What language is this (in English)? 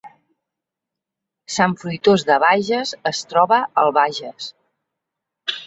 Catalan